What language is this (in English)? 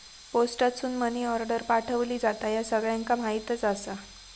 Marathi